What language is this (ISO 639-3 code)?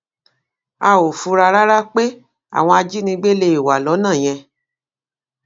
yor